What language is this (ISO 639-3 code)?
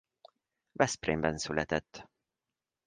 hun